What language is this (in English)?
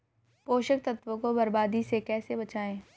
Hindi